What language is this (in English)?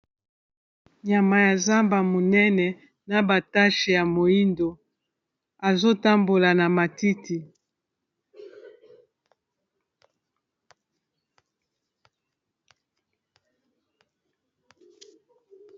Lingala